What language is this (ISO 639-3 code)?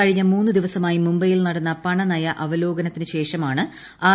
mal